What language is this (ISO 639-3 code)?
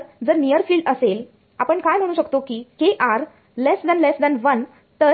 mar